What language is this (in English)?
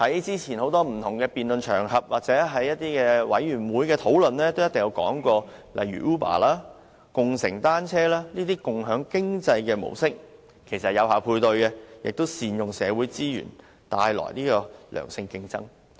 Cantonese